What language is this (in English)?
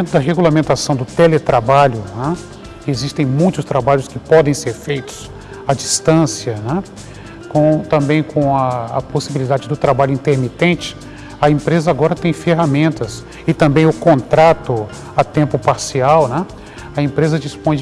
Portuguese